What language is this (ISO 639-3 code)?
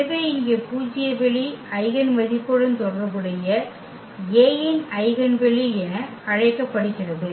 tam